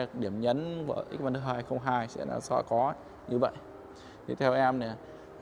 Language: Vietnamese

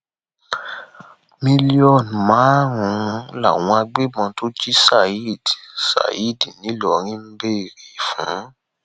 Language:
Yoruba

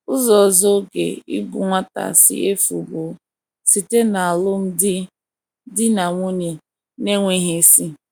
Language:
Igbo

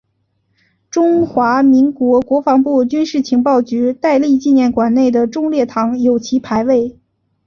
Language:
Chinese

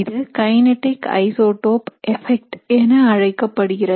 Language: Tamil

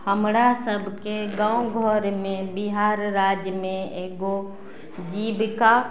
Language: Maithili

